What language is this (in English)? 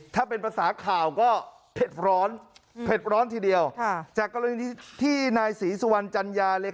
Thai